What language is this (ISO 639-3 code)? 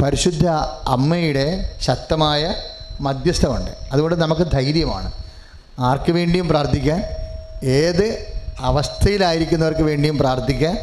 mal